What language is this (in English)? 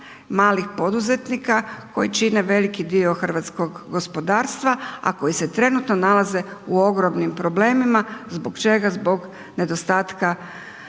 Croatian